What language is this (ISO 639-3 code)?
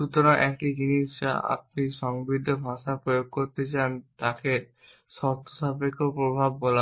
ben